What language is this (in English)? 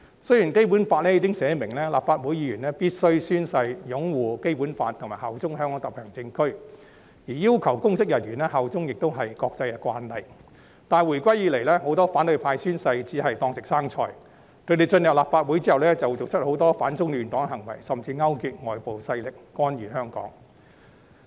Cantonese